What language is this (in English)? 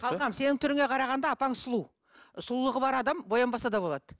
Kazakh